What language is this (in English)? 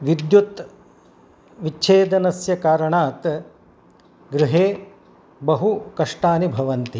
Sanskrit